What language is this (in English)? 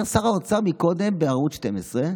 Hebrew